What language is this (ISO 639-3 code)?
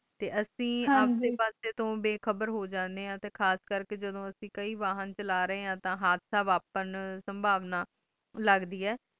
pan